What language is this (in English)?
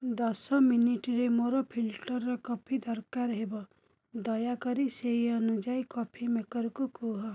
Odia